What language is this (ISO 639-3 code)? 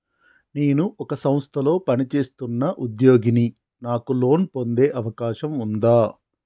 tel